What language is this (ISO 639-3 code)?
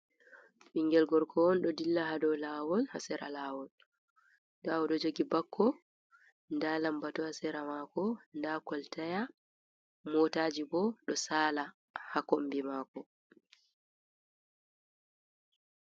ful